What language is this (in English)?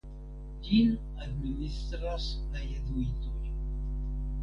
Esperanto